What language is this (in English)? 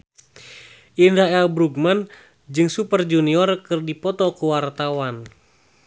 Sundanese